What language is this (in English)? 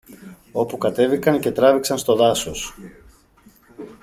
Greek